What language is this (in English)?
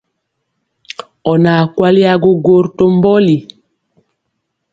Mpiemo